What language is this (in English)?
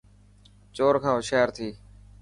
Dhatki